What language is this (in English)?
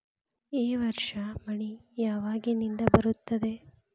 Kannada